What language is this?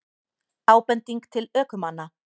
Icelandic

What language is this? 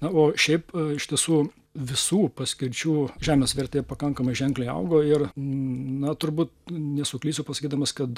Lithuanian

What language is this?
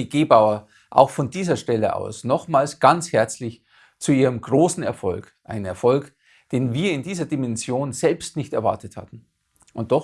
German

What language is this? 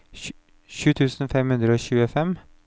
Norwegian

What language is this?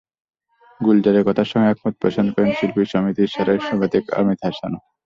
Bangla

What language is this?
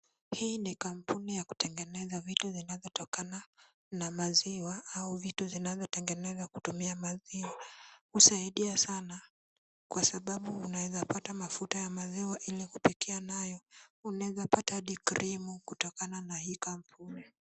Swahili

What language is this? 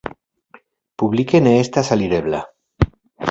Esperanto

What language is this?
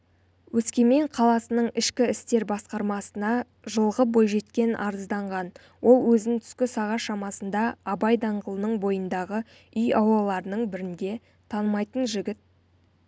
Kazakh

